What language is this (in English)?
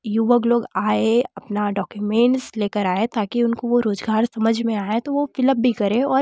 Hindi